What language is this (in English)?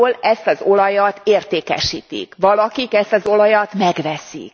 Hungarian